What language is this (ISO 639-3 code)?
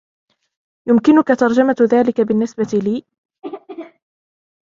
ara